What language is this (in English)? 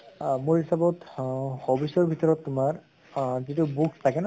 Assamese